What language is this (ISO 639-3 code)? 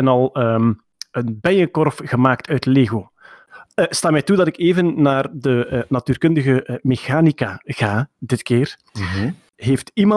nld